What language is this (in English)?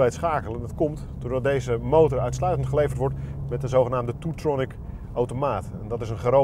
Dutch